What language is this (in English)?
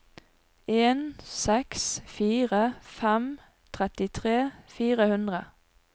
Norwegian